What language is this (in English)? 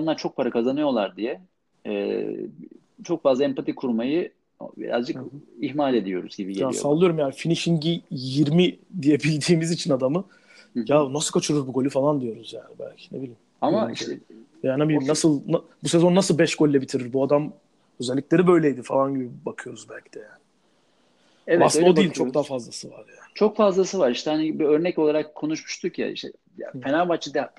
Turkish